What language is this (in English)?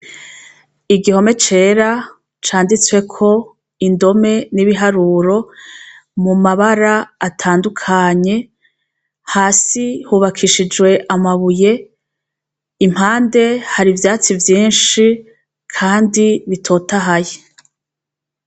Rundi